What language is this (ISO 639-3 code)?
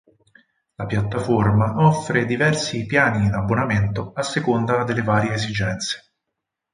ita